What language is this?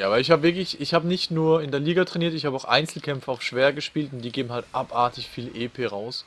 German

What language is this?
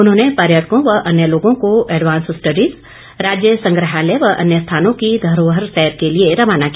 Hindi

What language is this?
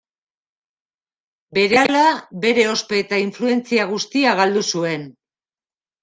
Basque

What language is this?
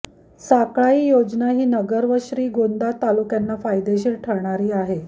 Marathi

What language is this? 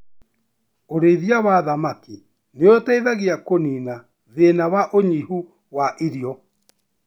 Kikuyu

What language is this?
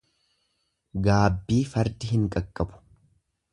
Oromo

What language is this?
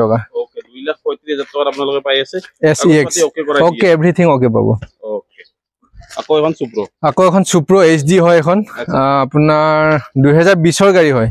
Bangla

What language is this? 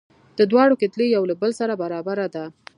Pashto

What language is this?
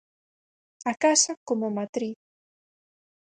Galician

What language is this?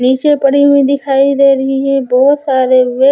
Hindi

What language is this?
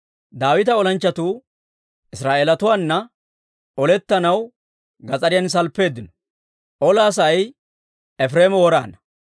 Dawro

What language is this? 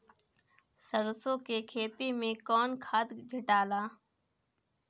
Bhojpuri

